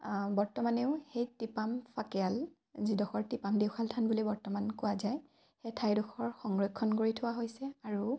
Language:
Assamese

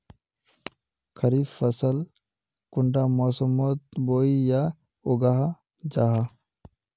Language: Magahi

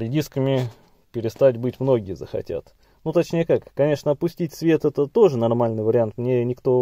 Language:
Russian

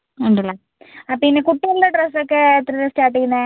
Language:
Malayalam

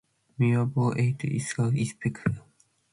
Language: Matsés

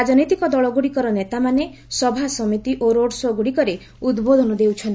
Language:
Odia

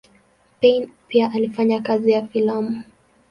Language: Swahili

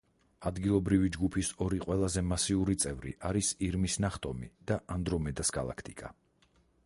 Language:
Georgian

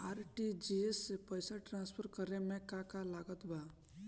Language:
Bhojpuri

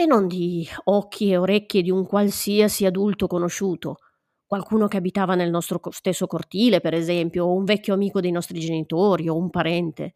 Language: Italian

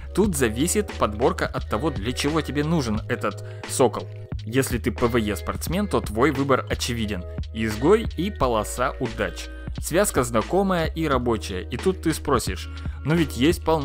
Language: Russian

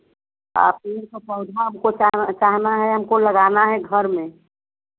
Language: Hindi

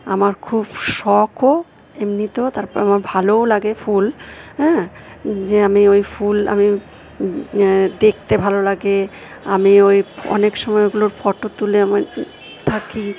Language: Bangla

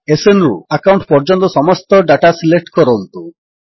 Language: Odia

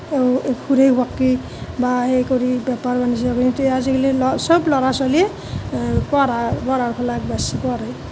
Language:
Assamese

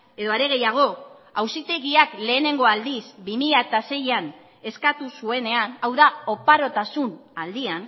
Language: Basque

